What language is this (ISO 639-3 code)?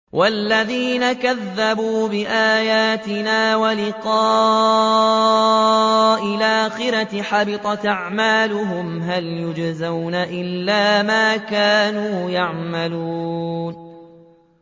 ara